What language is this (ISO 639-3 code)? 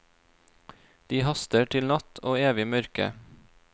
nor